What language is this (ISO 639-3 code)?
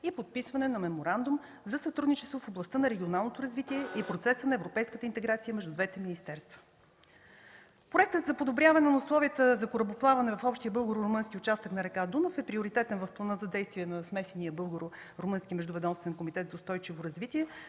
bul